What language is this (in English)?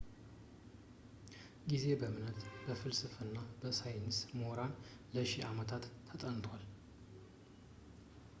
Amharic